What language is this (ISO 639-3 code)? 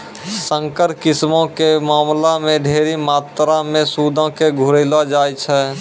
mai